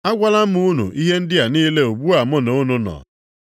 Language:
Igbo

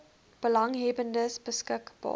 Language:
Afrikaans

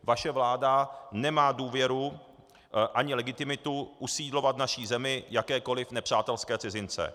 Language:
Czech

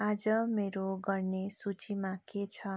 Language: Nepali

